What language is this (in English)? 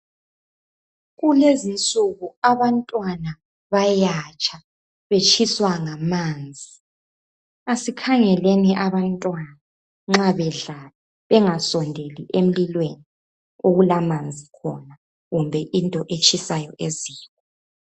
North Ndebele